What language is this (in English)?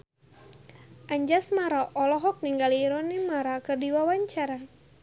Sundanese